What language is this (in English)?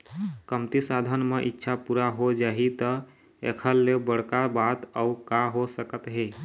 Chhattisgarhi